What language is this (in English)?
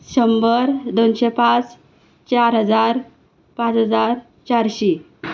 Konkani